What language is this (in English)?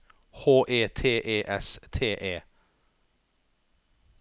Norwegian